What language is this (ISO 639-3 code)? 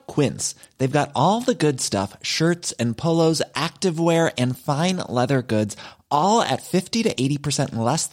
swe